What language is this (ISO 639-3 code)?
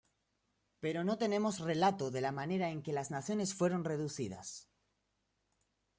spa